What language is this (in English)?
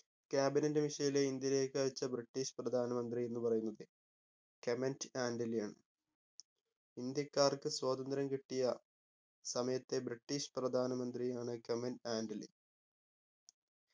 Malayalam